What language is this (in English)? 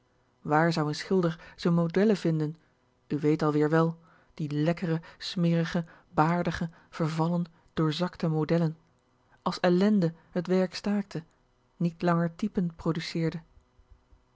Dutch